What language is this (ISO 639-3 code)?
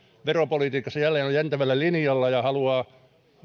fin